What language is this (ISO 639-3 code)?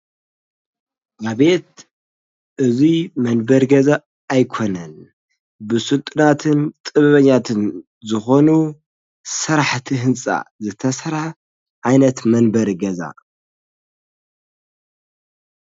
tir